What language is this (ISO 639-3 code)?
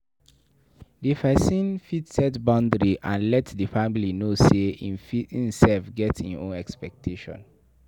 pcm